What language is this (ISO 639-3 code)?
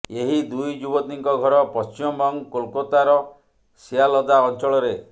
ori